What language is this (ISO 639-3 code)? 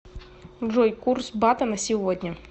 rus